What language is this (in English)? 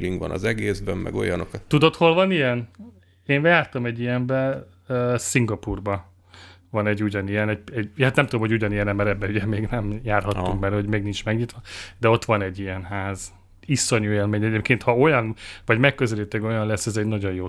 Hungarian